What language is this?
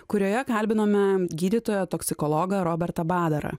Lithuanian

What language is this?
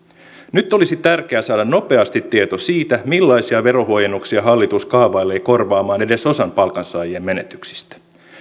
Finnish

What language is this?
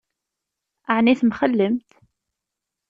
Kabyle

